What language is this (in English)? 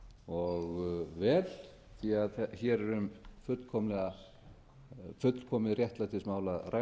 Icelandic